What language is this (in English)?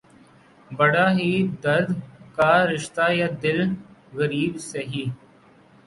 Urdu